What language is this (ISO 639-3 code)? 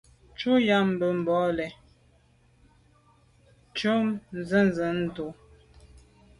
byv